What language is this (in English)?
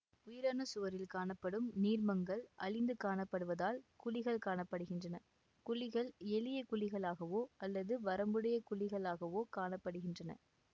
Tamil